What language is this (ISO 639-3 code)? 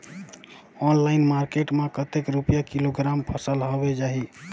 hne